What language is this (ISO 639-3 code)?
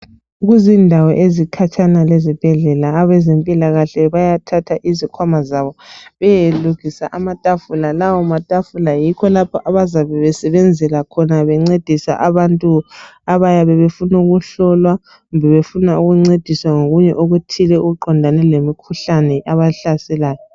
nde